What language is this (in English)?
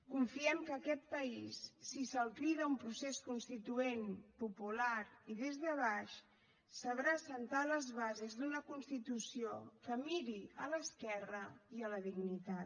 Catalan